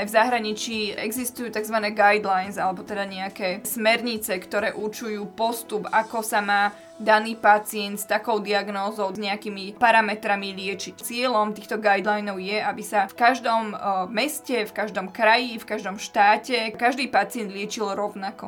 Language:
Slovak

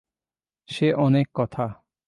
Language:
Bangla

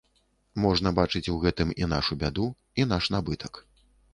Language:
Belarusian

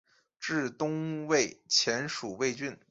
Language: Chinese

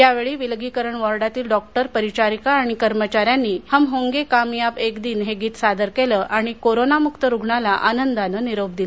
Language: Marathi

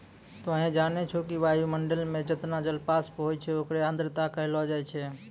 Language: Maithili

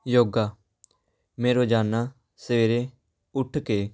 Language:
Punjabi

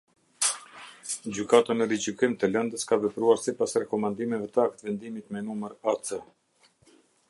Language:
Albanian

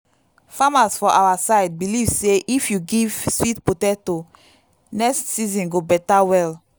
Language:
Nigerian Pidgin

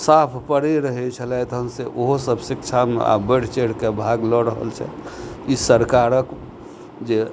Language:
Maithili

